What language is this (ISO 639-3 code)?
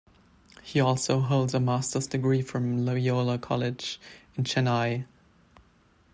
eng